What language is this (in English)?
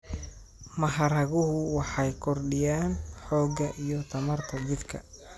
Somali